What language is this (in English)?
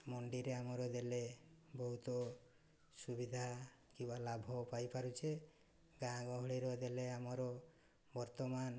Odia